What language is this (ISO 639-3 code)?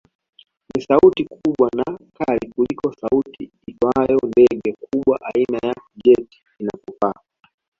swa